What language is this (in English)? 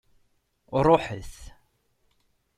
Kabyle